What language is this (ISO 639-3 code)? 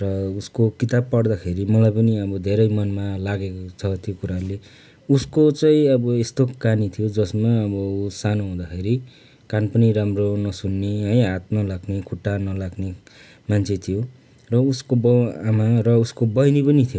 nep